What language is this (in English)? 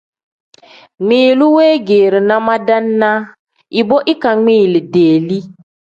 Tem